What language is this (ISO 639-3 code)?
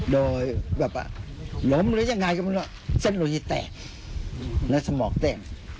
tha